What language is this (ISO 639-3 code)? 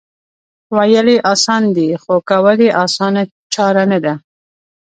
pus